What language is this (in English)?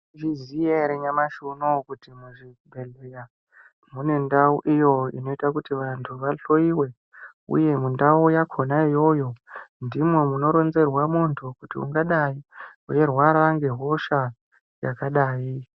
Ndau